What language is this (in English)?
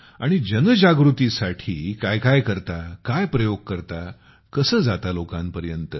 Marathi